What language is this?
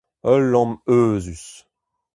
Breton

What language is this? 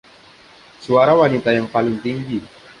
Indonesian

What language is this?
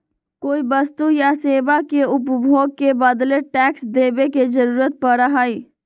Magahi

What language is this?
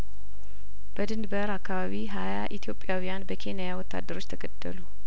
Amharic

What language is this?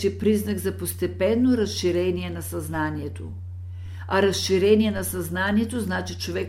Bulgarian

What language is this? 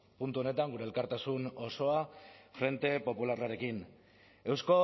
Basque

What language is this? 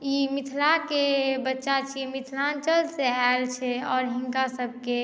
Maithili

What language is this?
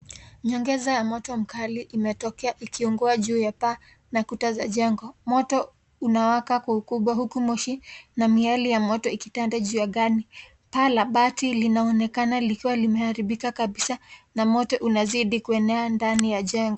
Swahili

